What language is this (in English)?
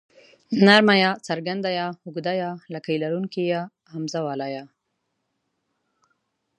Pashto